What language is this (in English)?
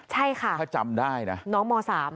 Thai